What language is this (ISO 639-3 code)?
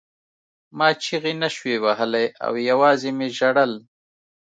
pus